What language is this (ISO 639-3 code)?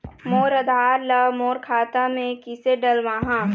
hne